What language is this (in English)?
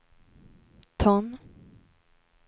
Swedish